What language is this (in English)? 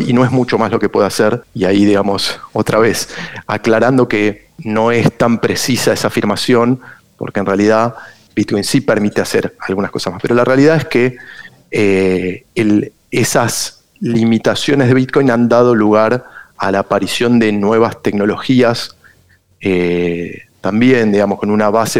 Spanish